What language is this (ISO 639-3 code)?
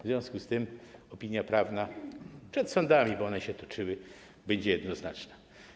pol